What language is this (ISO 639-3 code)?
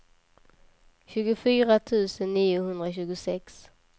swe